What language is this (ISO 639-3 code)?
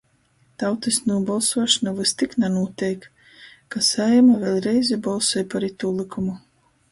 ltg